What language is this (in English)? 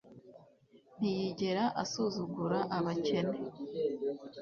Kinyarwanda